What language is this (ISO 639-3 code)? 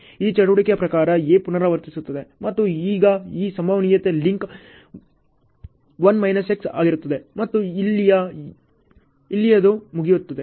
kan